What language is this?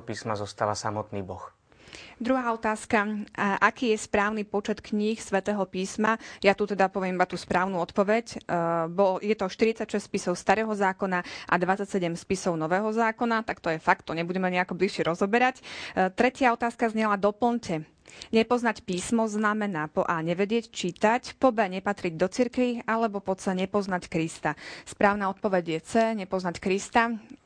Slovak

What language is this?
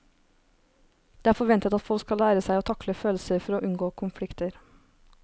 Norwegian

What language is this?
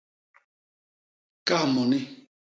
Basaa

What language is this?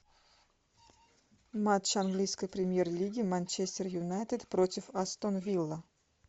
Russian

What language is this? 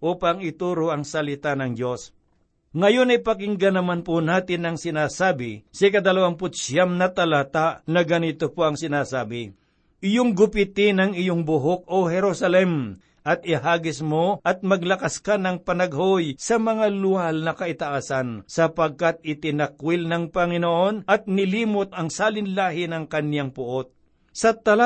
Filipino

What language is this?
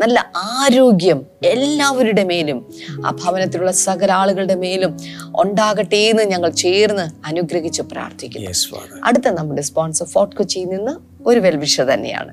Malayalam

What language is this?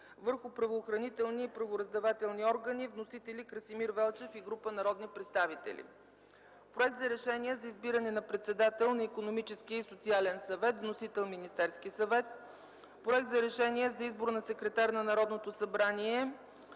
Bulgarian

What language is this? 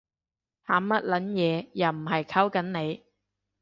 Cantonese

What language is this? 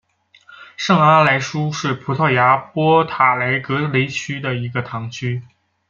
Chinese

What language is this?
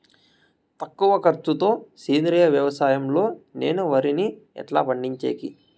Telugu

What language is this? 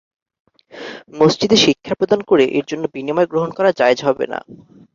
Bangla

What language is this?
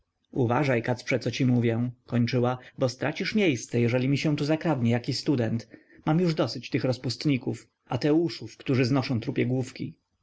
Polish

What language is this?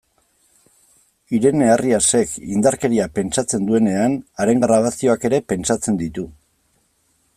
Basque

